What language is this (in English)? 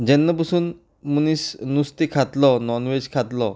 Konkani